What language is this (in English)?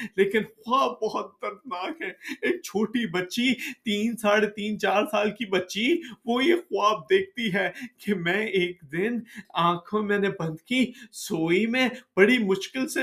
Urdu